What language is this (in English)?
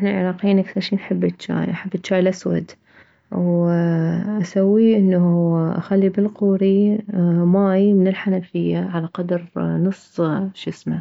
Mesopotamian Arabic